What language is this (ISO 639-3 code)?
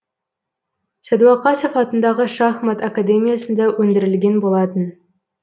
kaz